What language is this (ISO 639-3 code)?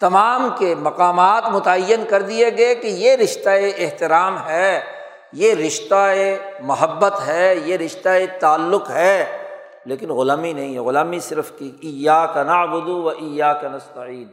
urd